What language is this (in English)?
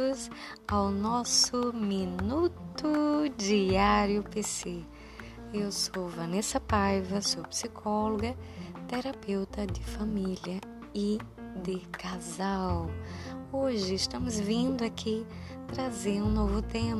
Portuguese